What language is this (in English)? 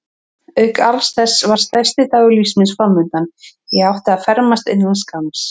Icelandic